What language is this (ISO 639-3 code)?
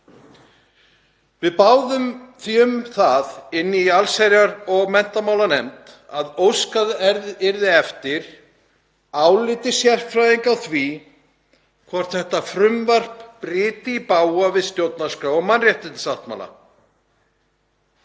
isl